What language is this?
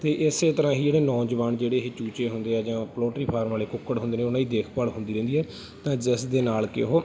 Punjabi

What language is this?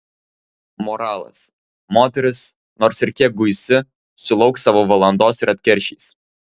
Lithuanian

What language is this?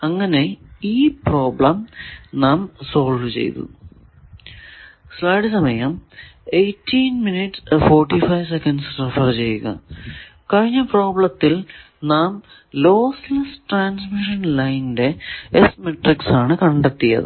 Malayalam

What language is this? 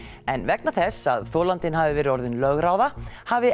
Icelandic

